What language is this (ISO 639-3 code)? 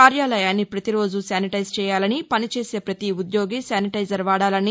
tel